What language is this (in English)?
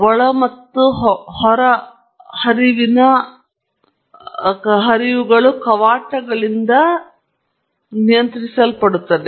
Kannada